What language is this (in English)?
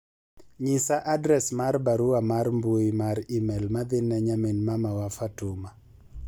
Luo (Kenya and Tanzania)